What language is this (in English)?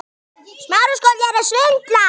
Icelandic